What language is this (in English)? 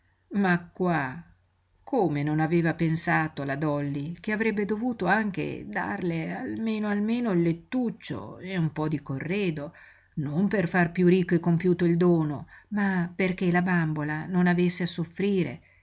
Italian